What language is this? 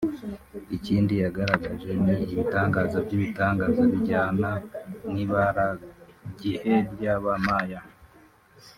Kinyarwanda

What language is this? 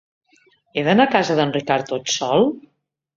Catalan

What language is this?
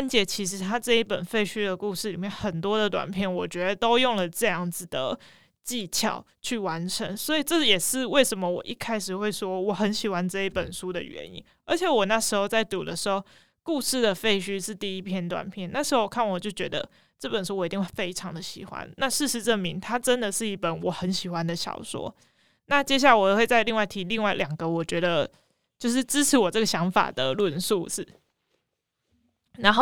Chinese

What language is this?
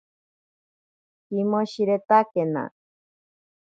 Ashéninka Perené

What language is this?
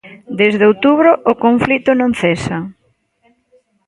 Galician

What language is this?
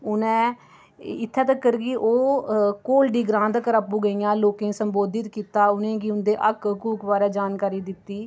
Dogri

